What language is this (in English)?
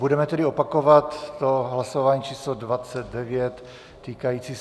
Czech